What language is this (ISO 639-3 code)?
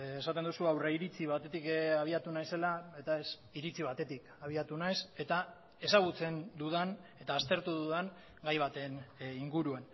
eus